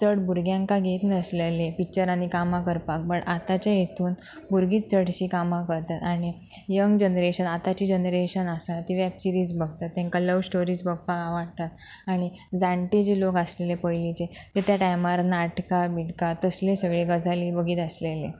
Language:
Konkani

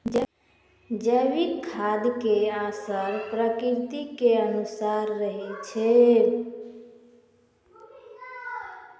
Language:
Maithili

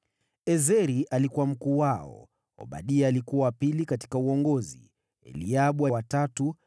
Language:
Swahili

